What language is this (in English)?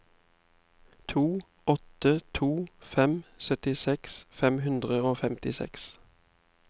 Norwegian